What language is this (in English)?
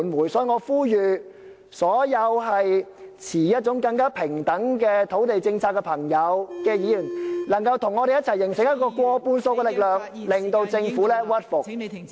Cantonese